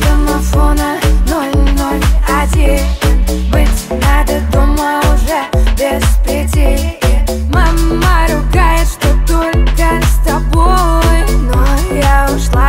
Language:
Vietnamese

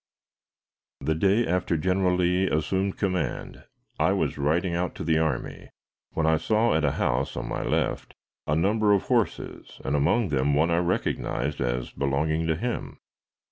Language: English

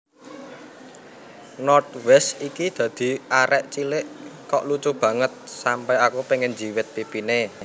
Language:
Javanese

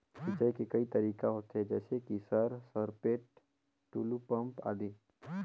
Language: Chhattisgarhi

